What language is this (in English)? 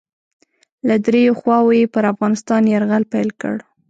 Pashto